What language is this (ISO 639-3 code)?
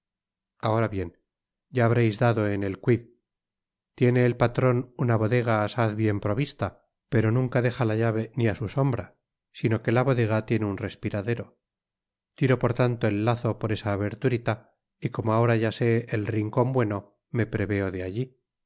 spa